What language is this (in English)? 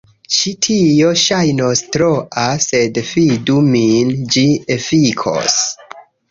Esperanto